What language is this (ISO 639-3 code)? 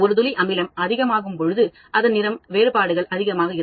tam